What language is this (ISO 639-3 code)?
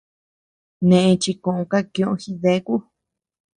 cux